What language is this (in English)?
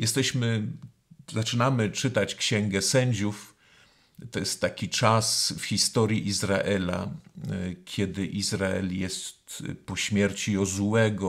Polish